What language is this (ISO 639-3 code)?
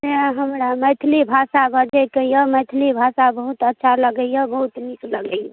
mai